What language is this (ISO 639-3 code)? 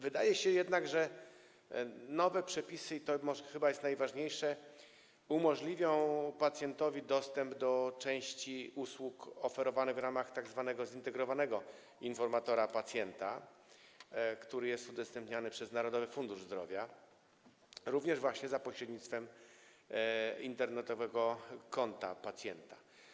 pol